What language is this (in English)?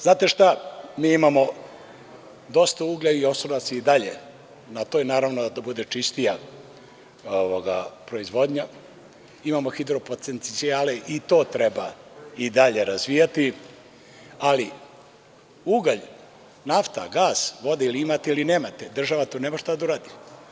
Serbian